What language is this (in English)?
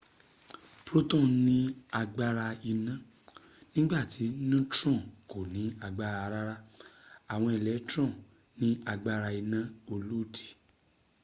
Yoruba